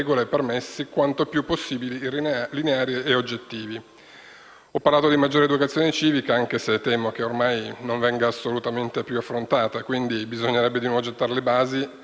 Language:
Italian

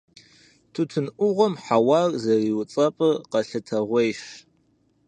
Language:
Kabardian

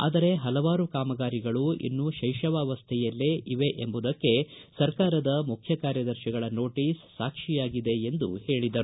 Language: Kannada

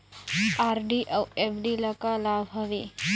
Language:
Chhattisgarhi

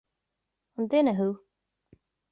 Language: Irish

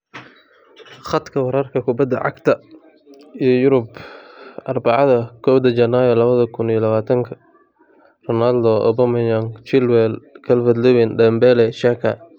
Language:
Somali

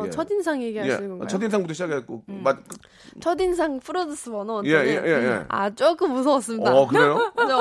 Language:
Korean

